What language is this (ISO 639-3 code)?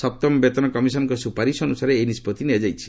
ori